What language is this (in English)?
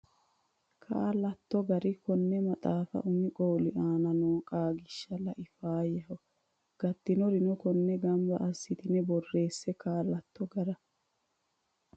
Sidamo